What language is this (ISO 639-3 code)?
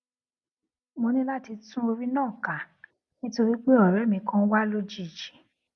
yor